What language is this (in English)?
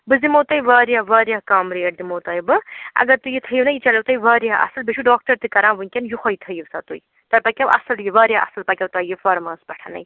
Kashmiri